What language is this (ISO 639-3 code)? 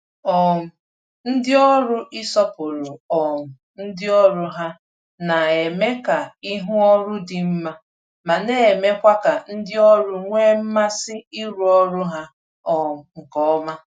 ibo